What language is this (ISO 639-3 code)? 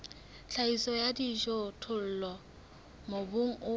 sot